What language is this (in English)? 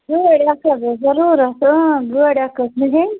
Kashmiri